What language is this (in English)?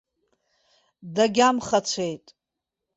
Abkhazian